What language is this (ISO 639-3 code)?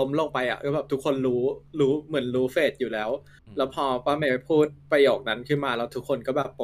tha